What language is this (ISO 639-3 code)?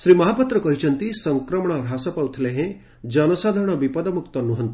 ori